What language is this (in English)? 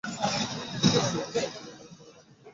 Bangla